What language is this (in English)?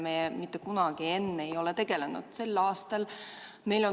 Estonian